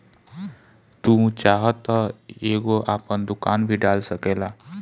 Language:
Bhojpuri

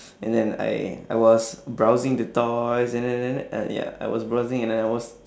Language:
English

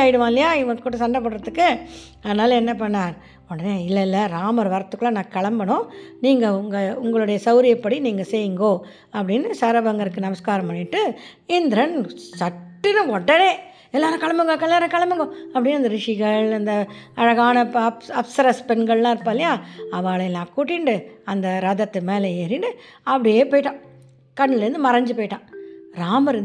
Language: Tamil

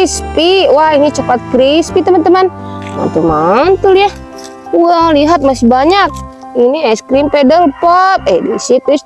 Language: Indonesian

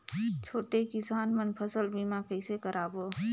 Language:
Chhattisgarhi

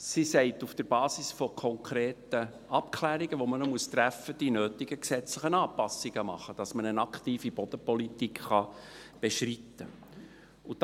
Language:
Swiss German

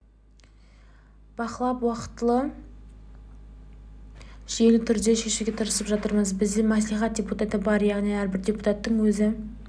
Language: Kazakh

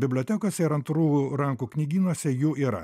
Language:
Lithuanian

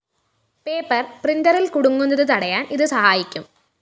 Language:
Malayalam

